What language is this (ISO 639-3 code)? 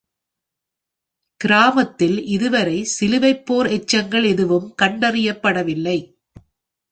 tam